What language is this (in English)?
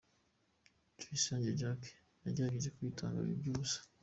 Kinyarwanda